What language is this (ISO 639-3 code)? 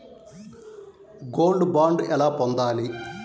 tel